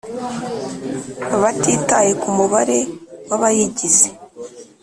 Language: Kinyarwanda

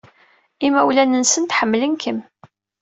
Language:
Kabyle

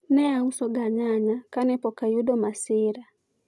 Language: Luo (Kenya and Tanzania)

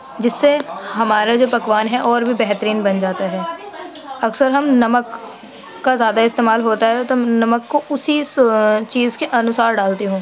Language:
Urdu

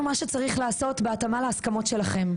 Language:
Hebrew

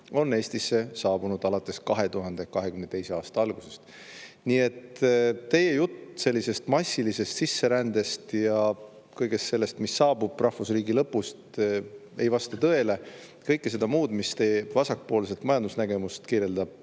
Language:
Estonian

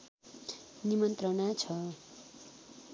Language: Nepali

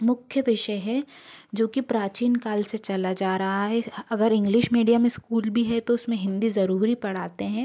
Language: Hindi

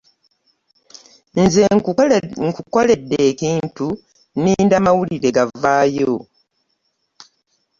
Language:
Ganda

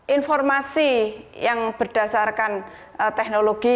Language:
Indonesian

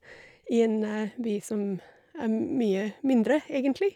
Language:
Norwegian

